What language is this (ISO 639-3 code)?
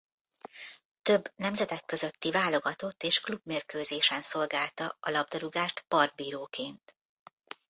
hun